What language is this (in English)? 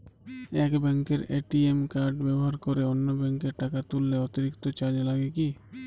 Bangla